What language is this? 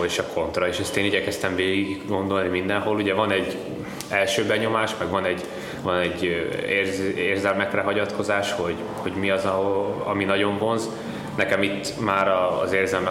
Hungarian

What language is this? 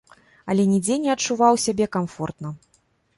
Belarusian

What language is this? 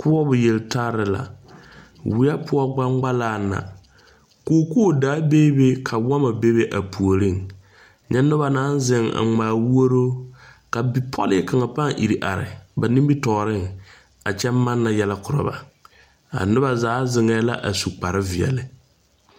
Southern Dagaare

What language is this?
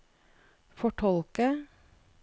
Norwegian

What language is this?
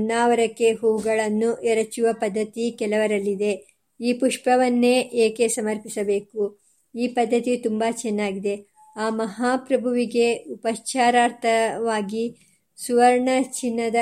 Kannada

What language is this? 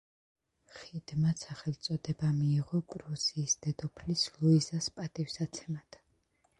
Georgian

